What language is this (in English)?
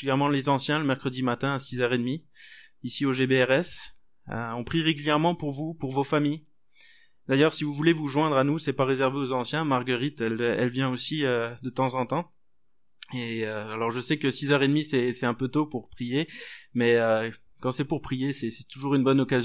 French